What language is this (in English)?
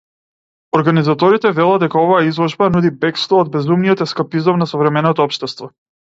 Macedonian